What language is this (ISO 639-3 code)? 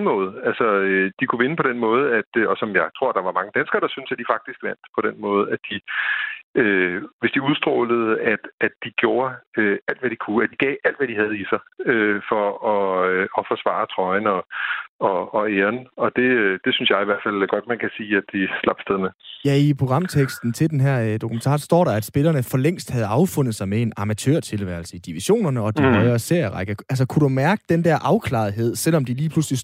dan